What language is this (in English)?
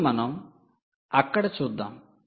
Telugu